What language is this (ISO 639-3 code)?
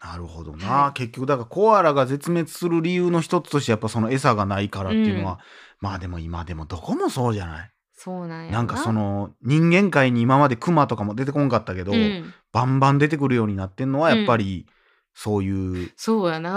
jpn